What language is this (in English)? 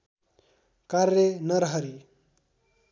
Nepali